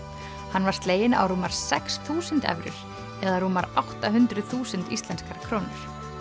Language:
Icelandic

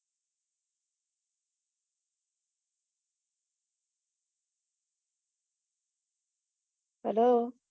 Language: Gujarati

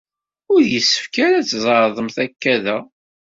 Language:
Kabyle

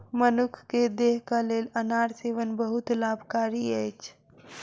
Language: Maithili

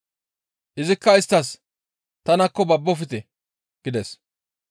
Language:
Gamo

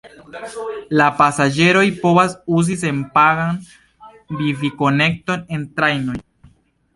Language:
Esperanto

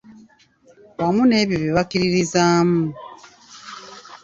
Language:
Ganda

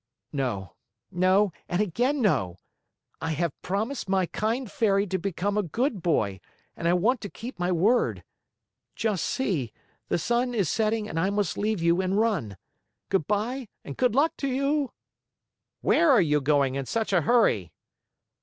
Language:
English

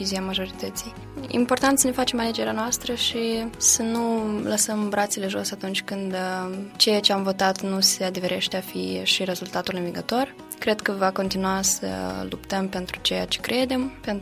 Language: Romanian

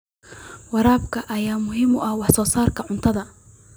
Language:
Somali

